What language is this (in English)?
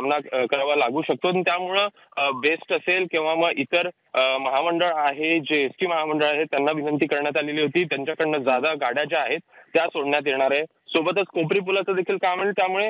Hindi